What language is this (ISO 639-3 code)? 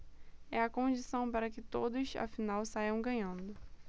por